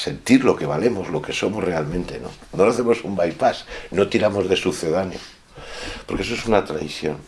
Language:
Spanish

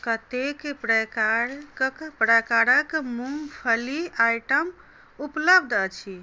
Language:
Maithili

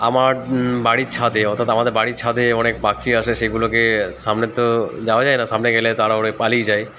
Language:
Bangla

